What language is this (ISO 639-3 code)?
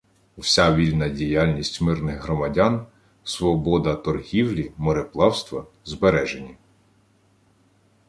ukr